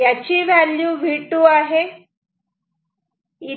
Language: Marathi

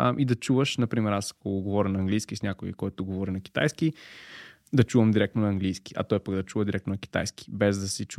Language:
Bulgarian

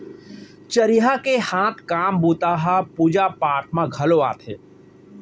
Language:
Chhattisgarhi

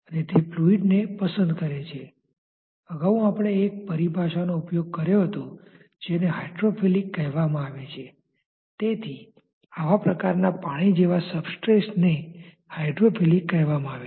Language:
Gujarati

